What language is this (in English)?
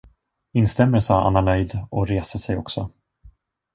Swedish